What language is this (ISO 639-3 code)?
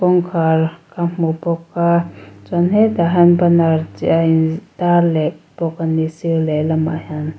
lus